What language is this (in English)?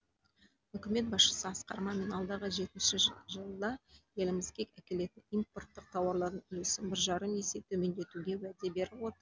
Kazakh